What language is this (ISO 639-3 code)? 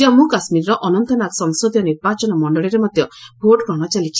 ori